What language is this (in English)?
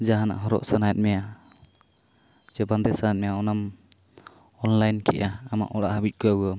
Santali